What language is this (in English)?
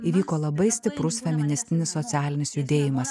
Lithuanian